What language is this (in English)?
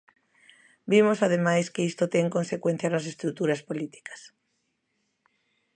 Galician